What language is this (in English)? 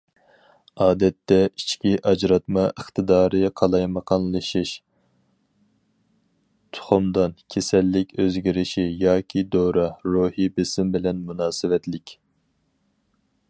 Uyghur